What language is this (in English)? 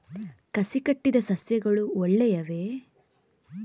Kannada